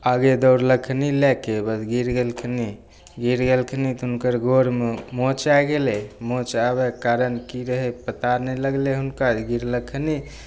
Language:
Maithili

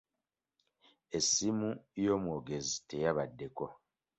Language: Ganda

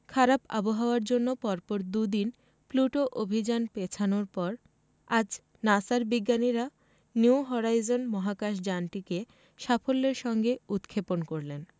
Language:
Bangla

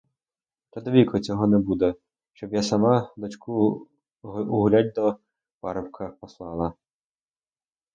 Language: Ukrainian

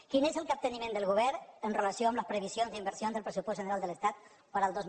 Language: Catalan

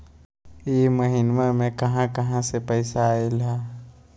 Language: Magahi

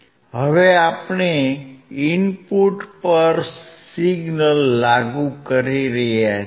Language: Gujarati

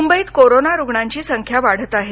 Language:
Marathi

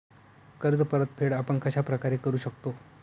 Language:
Marathi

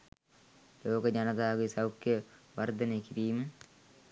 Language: Sinhala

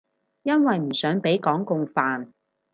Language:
Cantonese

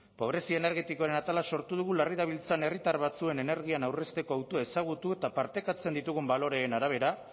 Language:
Basque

